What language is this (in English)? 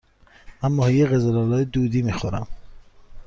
Persian